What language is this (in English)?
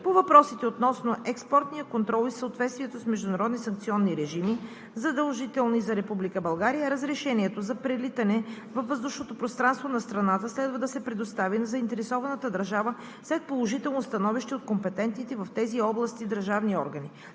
Bulgarian